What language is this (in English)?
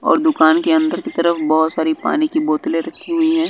Hindi